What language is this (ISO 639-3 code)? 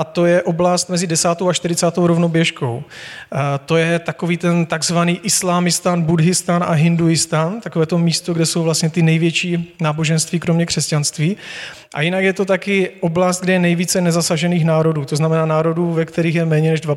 ces